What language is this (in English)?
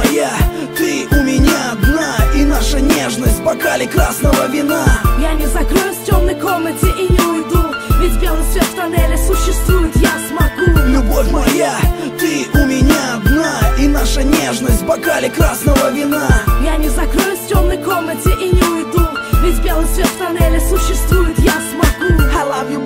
Russian